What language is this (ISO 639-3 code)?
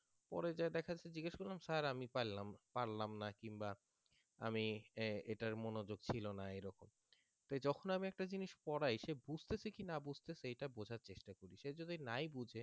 ben